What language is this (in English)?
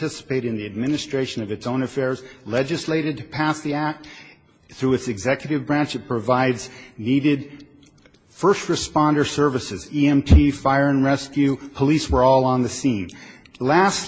English